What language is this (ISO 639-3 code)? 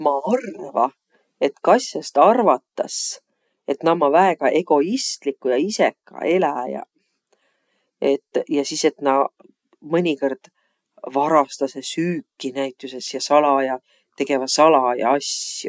vro